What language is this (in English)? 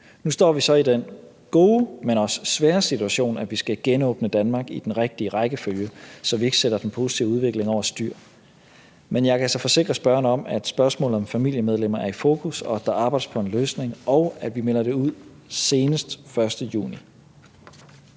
Danish